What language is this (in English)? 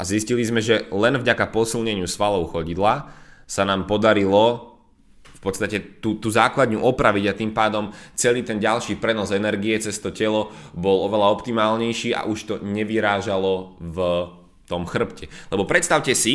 Slovak